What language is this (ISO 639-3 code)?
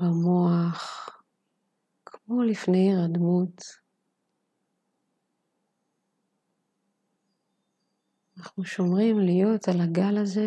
heb